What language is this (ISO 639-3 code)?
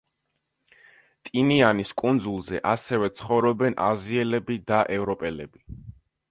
kat